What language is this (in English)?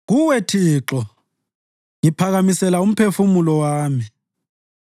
North Ndebele